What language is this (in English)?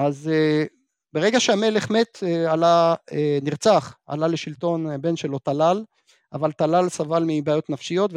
Hebrew